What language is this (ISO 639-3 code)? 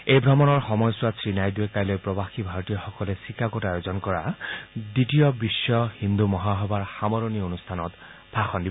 asm